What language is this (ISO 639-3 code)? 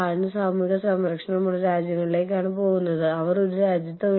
mal